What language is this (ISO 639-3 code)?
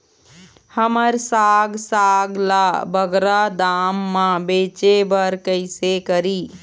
hne